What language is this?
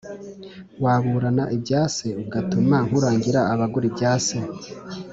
Kinyarwanda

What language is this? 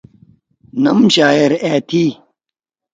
Torwali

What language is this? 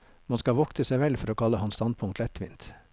Norwegian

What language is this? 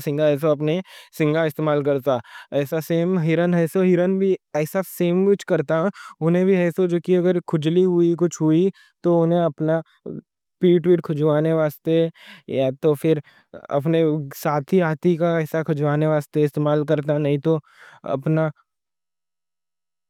Deccan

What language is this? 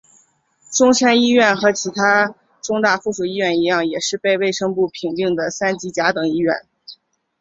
Chinese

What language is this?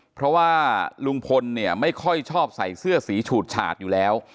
Thai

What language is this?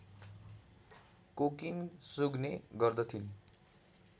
Nepali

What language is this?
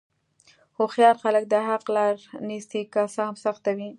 Pashto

